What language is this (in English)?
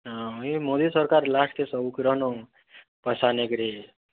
Odia